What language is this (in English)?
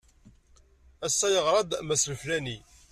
Kabyle